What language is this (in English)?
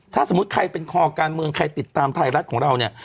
Thai